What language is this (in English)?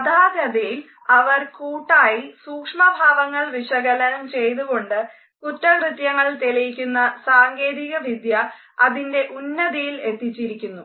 Malayalam